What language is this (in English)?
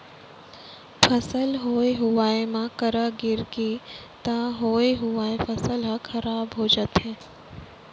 Chhattisgarhi